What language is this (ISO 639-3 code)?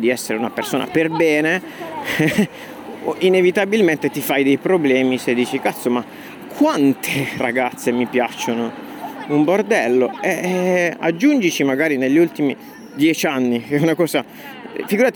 ita